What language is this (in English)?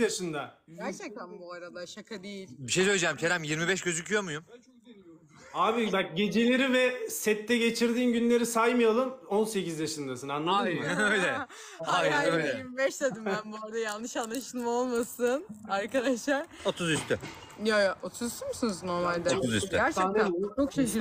Turkish